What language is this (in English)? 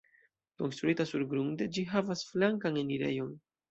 Esperanto